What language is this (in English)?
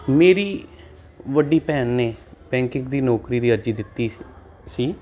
Punjabi